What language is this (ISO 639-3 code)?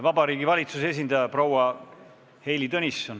est